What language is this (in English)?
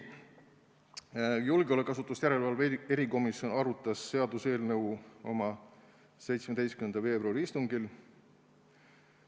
Estonian